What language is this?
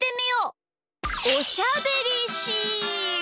Japanese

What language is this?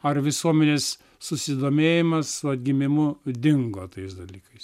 Lithuanian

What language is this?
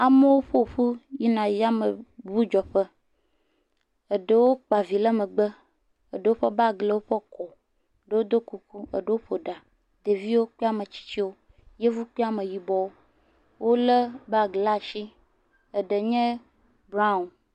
Ewe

